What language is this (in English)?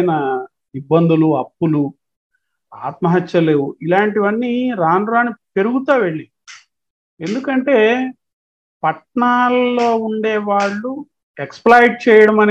Telugu